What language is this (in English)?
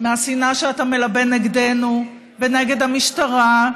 Hebrew